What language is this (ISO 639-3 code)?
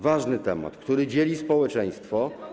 pol